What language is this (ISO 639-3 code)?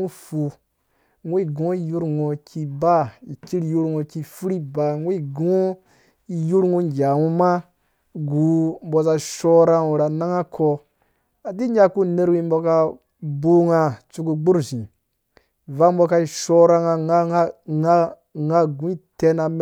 ldb